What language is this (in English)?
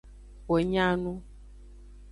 Aja (Benin)